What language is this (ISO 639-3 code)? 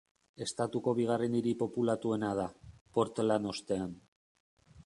eus